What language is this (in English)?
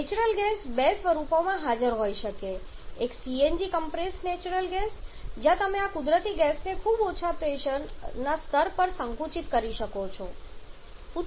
Gujarati